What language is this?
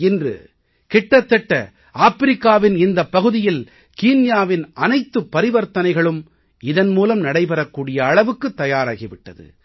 Tamil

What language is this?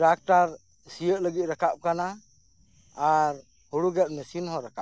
Santali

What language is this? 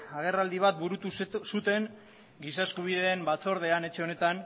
Basque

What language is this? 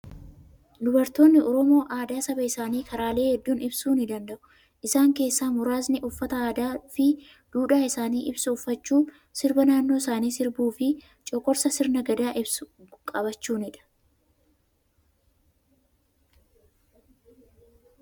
Oromo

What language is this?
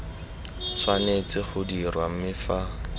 Tswana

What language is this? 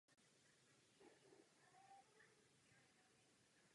Czech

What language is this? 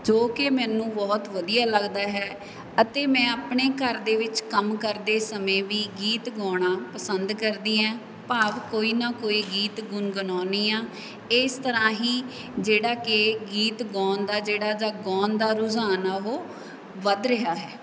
Punjabi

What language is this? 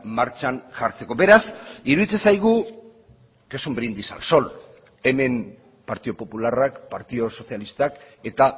Basque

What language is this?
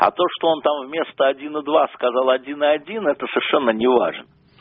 Russian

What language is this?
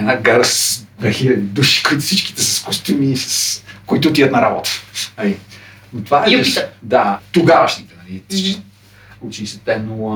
Bulgarian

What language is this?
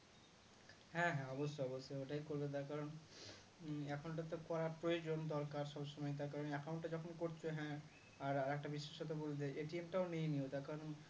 Bangla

